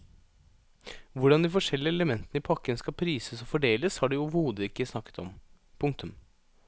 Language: Norwegian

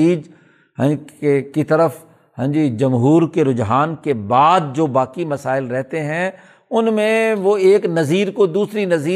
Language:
Urdu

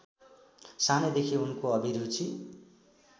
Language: Nepali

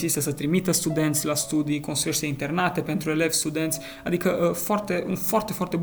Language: Romanian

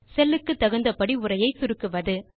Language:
Tamil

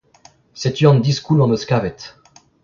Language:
Breton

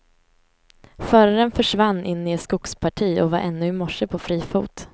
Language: Swedish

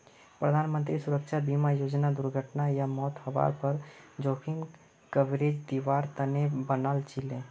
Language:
Magahi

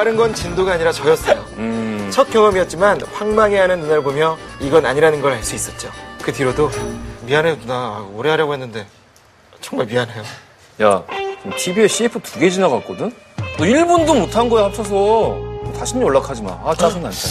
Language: Korean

